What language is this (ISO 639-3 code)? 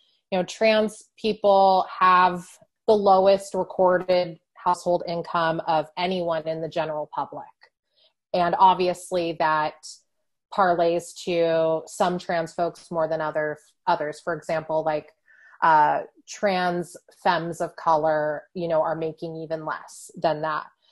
eng